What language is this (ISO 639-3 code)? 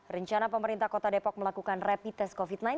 ind